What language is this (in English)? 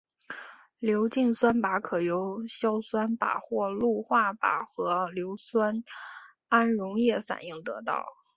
Chinese